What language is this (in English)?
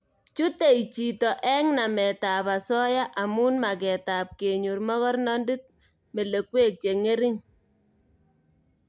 Kalenjin